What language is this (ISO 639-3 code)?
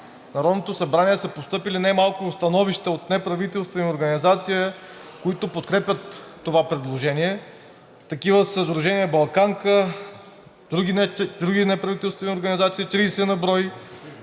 bul